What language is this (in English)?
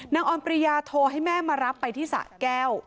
Thai